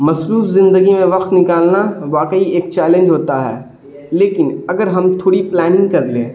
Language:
Urdu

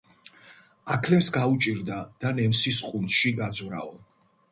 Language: Georgian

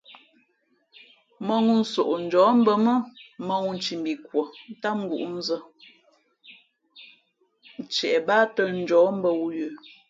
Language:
Fe'fe'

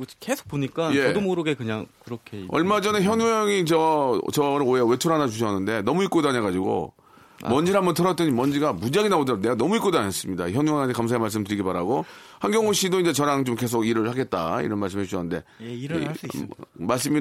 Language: Korean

